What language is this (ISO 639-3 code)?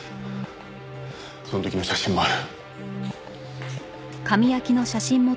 jpn